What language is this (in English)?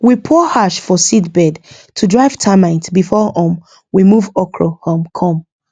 Nigerian Pidgin